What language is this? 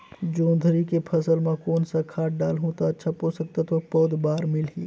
Chhattisgarhi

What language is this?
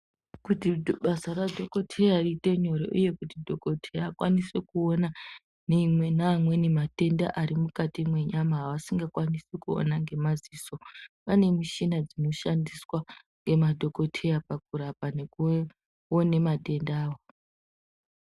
Ndau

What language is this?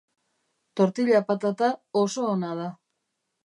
Basque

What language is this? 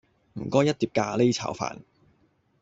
Cantonese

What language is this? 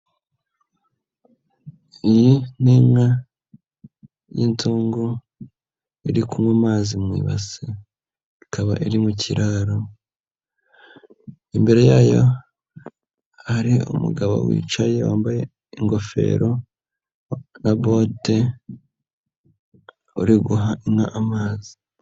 Kinyarwanda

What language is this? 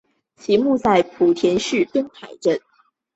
Chinese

